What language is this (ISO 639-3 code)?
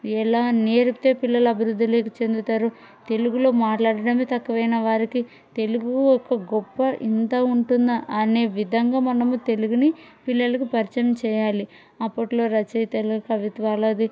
tel